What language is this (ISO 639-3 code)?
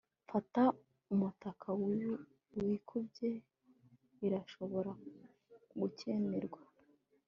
kin